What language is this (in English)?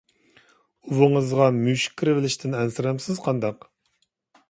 Uyghur